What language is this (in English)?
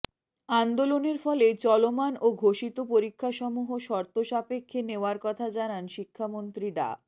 Bangla